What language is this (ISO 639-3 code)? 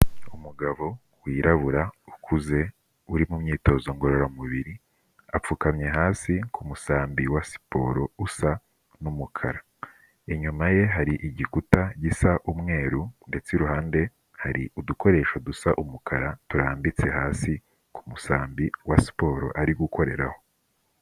kin